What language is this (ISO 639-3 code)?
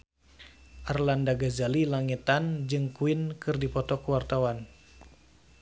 sun